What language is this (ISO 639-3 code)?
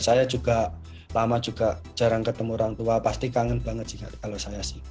ind